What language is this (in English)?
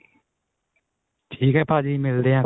Punjabi